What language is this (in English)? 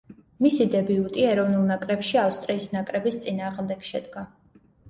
Georgian